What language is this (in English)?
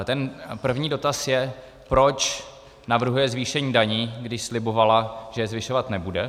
Czech